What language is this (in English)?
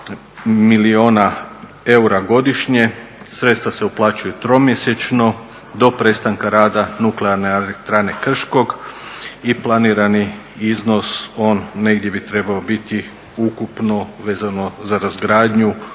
Croatian